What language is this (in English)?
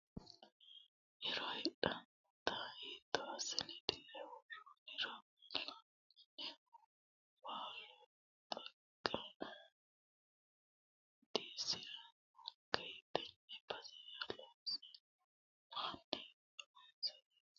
Sidamo